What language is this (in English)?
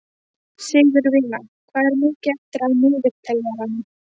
Icelandic